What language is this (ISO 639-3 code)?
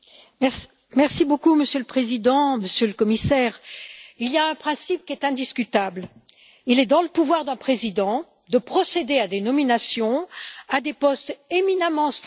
fra